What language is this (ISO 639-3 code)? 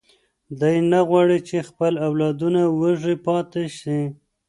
pus